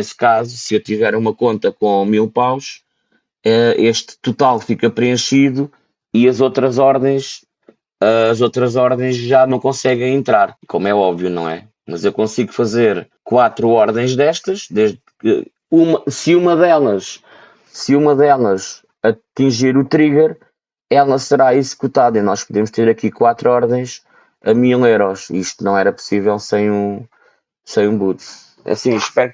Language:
Portuguese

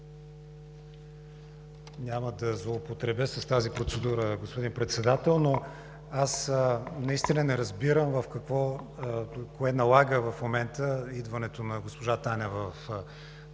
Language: Bulgarian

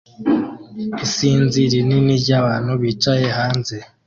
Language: Kinyarwanda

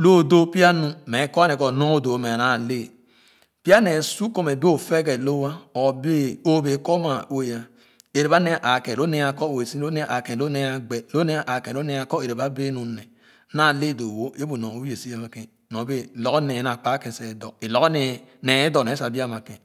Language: Khana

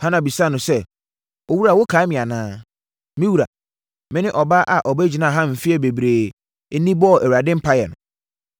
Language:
Akan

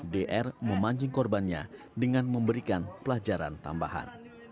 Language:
Indonesian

